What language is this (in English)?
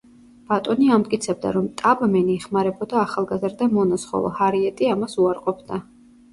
Georgian